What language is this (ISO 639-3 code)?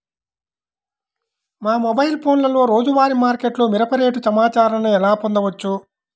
tel